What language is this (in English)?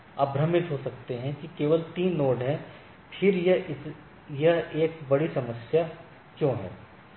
Hindi